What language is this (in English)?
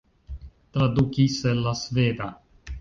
Esperanto